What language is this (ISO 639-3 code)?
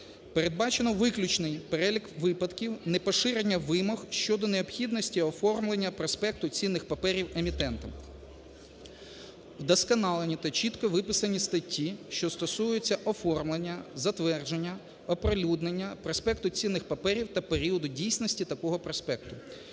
ukr